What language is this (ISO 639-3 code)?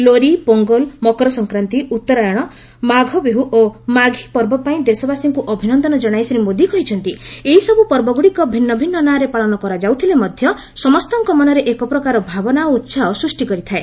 ori